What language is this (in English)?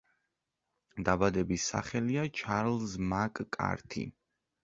Georgian